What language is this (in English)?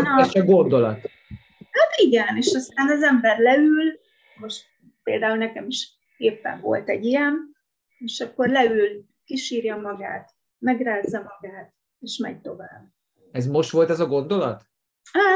Hungarian